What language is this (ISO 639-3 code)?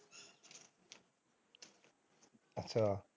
pan